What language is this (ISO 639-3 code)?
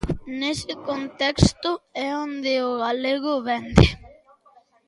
glg